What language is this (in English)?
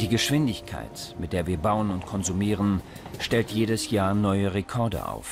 German